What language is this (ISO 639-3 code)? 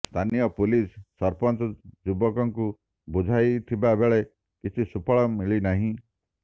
ori